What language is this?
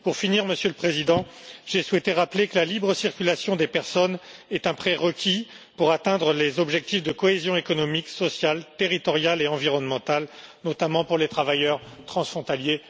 French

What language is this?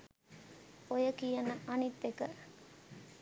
Sinhala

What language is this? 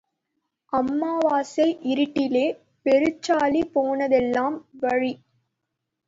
Tamil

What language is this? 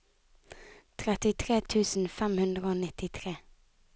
Norwegian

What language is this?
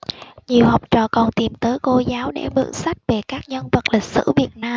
Vietnamese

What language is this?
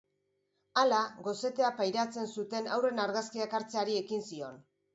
Basque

